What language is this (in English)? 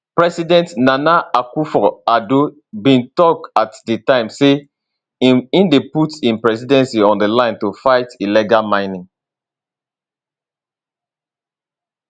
Nigerian Pidgin